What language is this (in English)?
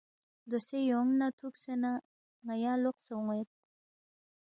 Balti